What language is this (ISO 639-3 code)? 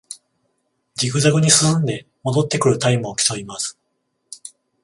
jpn